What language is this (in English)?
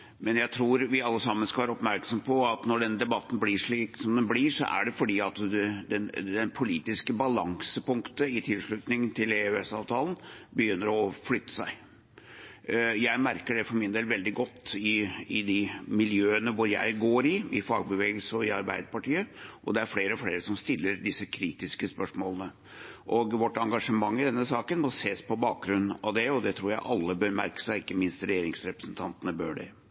Norwegian Bokmål